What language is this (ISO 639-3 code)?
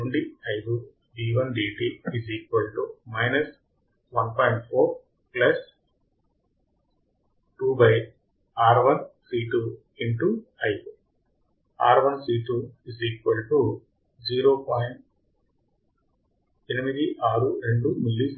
tel